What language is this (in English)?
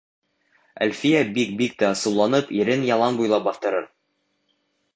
Bashkir